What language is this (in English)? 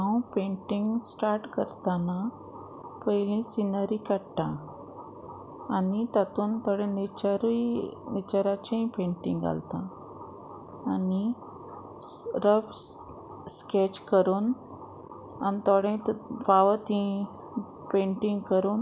Konkani